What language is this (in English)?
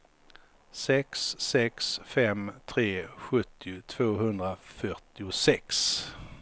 Swedish